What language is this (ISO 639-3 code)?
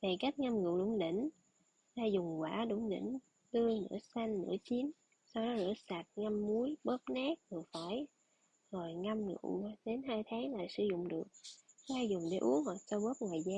vie